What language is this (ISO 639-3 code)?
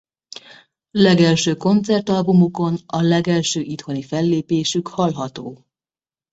hun